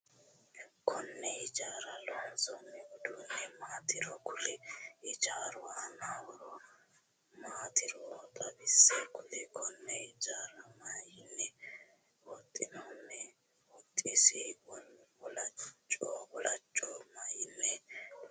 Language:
Sidamo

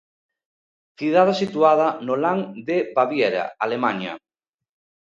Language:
Galician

